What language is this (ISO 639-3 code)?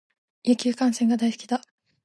jpn